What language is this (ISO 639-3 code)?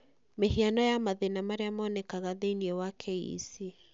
kik